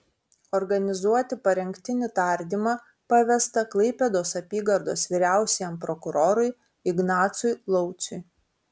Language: Lithuanian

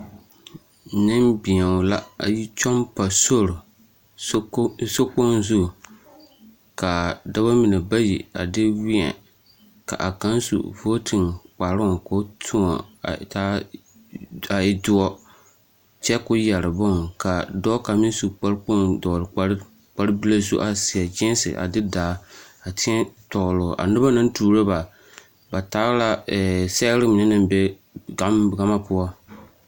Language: Southern Dagaare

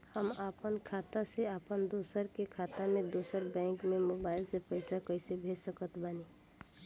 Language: Bhojpuri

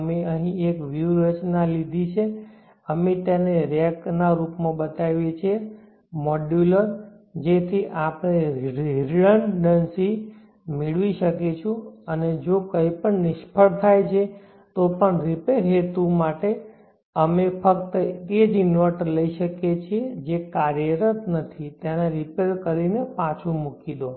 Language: Gujarati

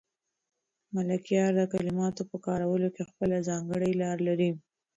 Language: Pashto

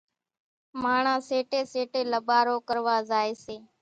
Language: Kachi Koli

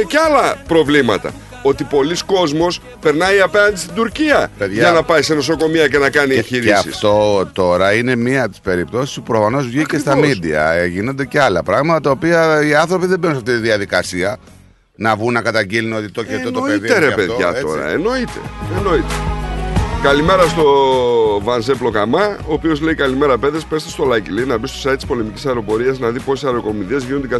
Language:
Greek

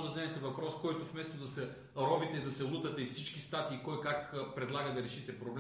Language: Bulgarian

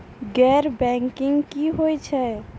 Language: Maithili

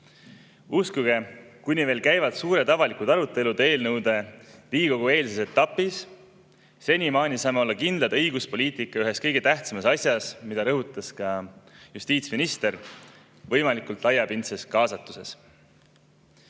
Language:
Estonian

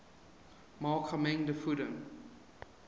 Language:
Afrikaans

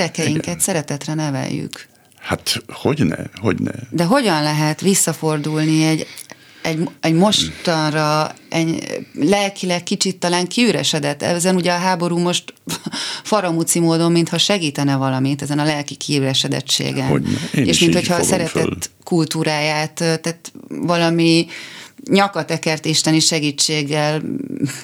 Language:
Hungarian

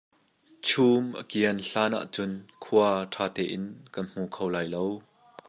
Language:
Hakha Chin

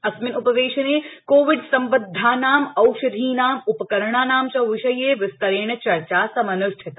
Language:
Sanskrit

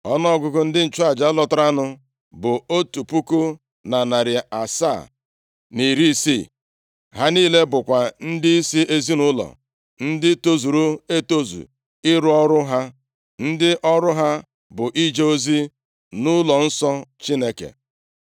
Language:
Igbo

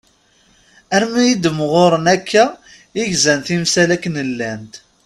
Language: Kabyle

